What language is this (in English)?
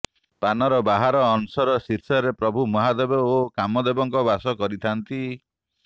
Odia